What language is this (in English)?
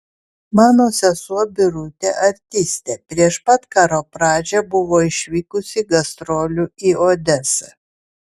Lithuanian